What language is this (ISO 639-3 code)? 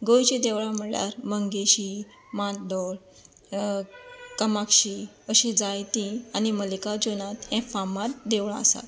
kok